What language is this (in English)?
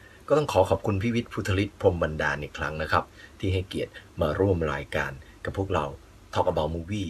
Thai